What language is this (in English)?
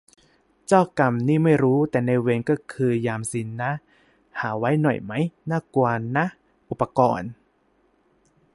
Thai